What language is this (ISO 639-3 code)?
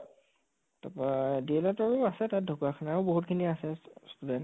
asm